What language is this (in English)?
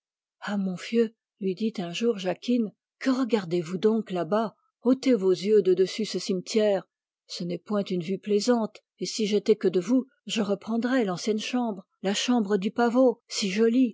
French